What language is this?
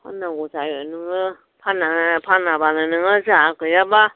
Bodo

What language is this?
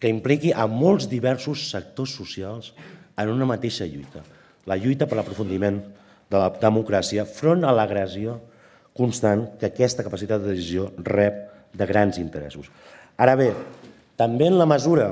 Spanish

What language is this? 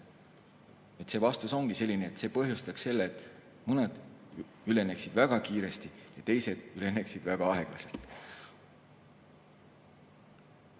Estonian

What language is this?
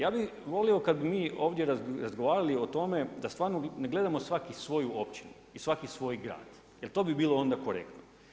Croatian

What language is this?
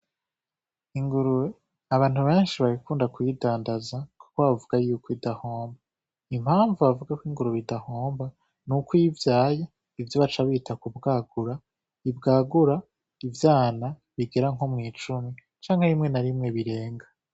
Rundi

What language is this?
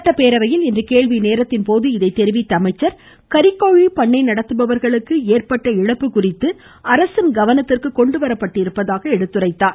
Tamil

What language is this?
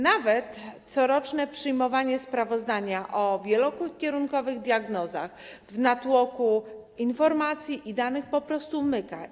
Polish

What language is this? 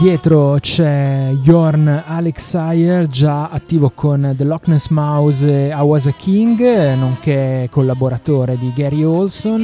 Italian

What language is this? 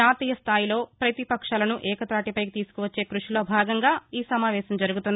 Telugu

